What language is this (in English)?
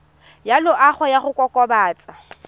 Tswana